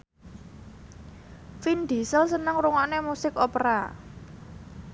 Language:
Javanese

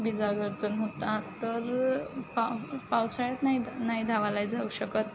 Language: Marathi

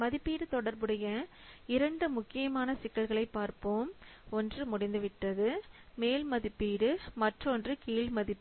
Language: Tamil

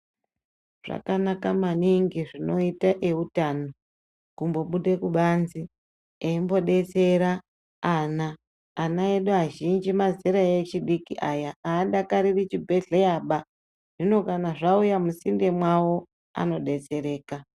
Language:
Ndau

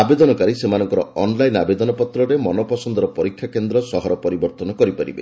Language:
Odia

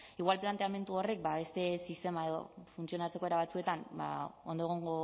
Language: Basque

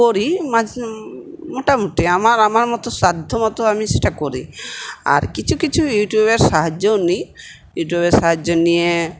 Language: Bangla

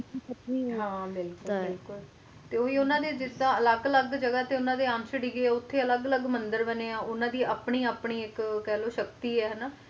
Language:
Punjabi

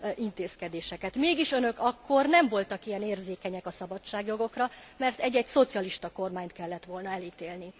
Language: Hungarian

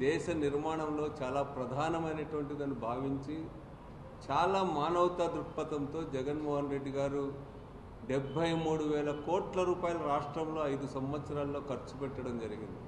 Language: Telugu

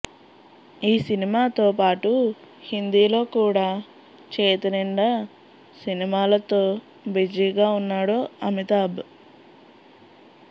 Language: Telugu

